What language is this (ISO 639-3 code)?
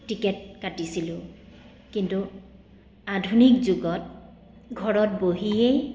asm